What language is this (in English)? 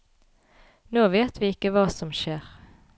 Norwegian